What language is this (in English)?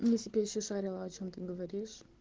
Russian